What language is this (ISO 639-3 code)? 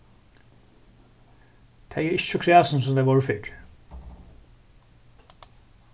fao